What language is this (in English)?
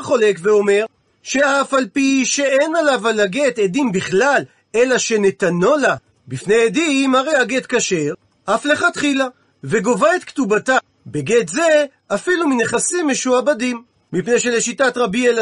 Hebrew